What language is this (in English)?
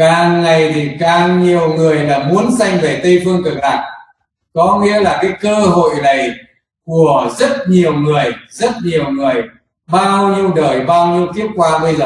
Vietnamese